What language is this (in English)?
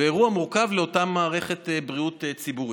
Hebrew